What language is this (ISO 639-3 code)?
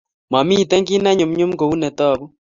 kln